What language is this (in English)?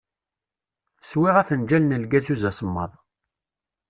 Kabyle